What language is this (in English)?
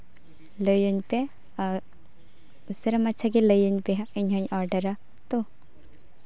Santali